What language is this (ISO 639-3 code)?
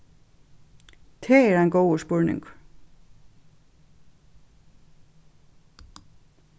fao